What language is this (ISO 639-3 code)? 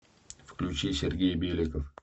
rus